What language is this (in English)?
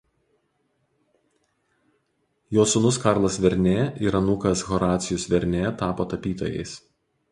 Lithuanian